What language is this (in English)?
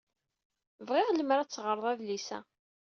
Kabyle